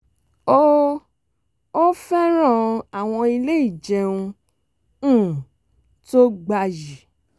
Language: Yoruba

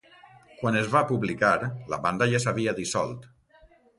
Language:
Catalan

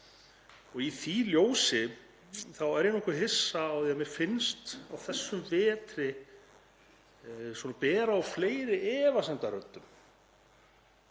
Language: Icelandic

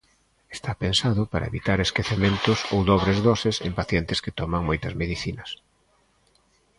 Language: Galician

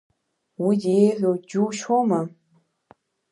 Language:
Abkhazian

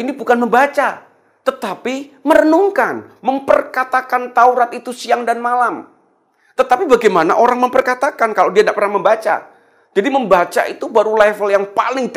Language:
Indonesian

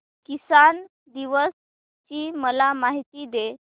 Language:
Marathi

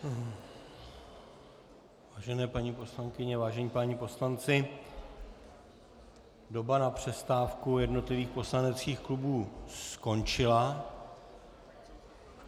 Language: Czech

